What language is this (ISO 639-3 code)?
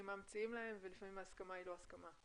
heb